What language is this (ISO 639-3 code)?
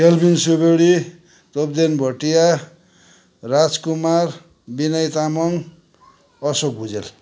nep